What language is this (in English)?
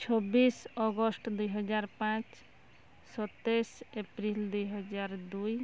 Odia